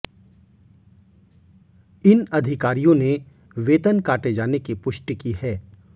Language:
Hindi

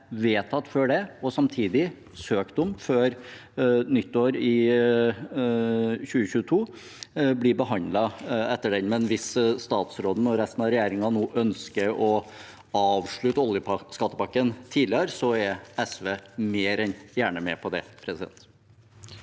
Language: Norwegian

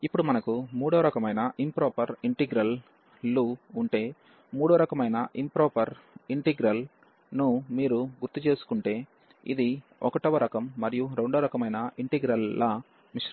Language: Telugu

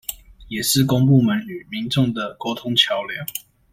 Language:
Chinese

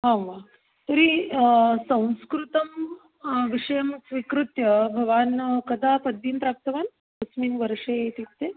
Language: Sanskrit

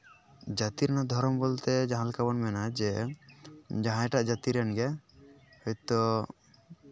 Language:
Santali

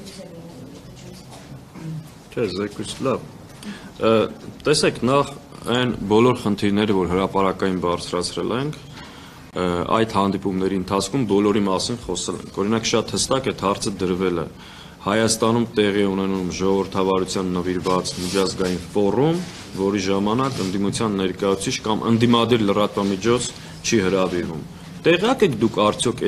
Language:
Romanian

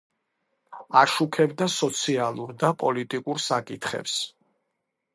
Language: Georgian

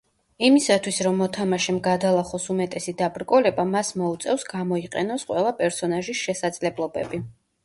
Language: Georgian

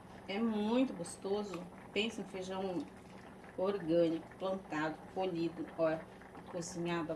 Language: Portuguese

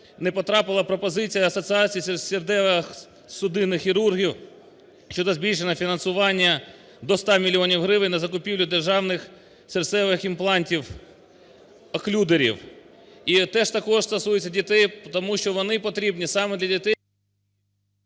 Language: Ukrainian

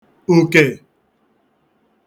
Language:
Igbo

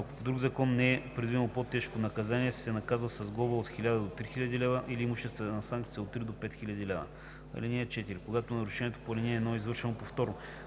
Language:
Bulgarian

